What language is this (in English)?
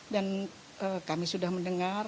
Indonesian